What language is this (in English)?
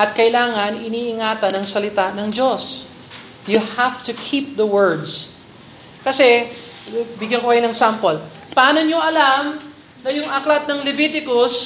Filipino